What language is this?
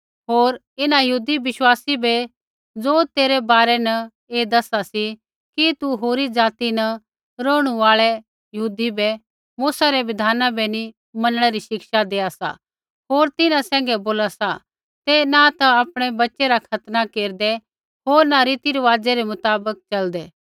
Kullu Pahari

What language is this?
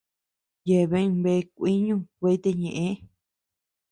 Tepeuxila Cuicatec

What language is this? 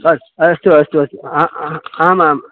Sanskrit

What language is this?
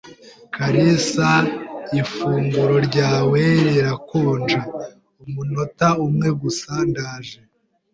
Kinyarwanda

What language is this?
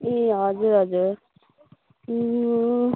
Nepali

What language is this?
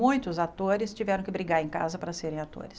Portuguese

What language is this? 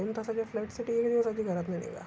Marathi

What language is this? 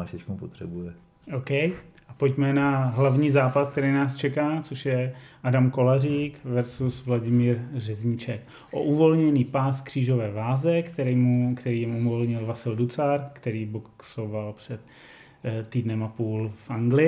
Czech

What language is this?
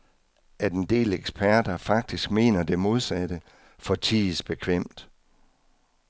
Danish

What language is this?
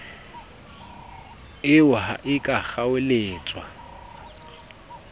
Southern Sotho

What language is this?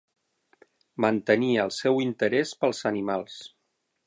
Catalan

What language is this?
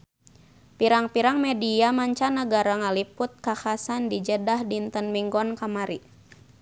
Sundanese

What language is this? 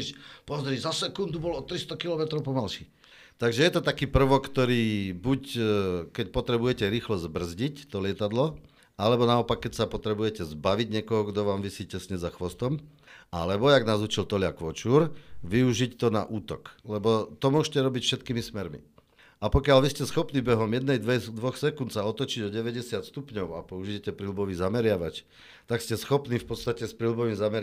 Slovak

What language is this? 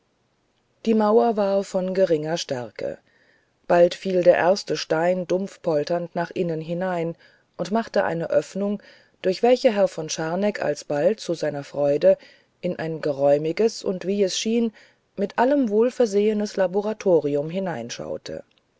German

